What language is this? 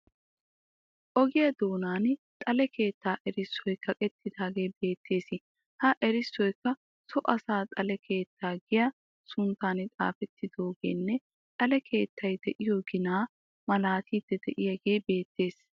Wolaytta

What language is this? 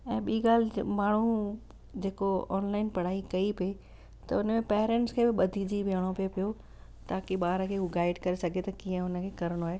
Sindhi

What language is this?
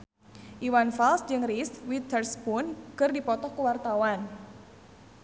Sundanese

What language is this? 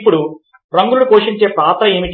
Telugu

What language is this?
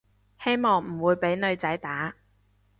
Cantonese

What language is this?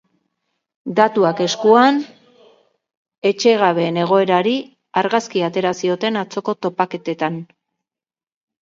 Basque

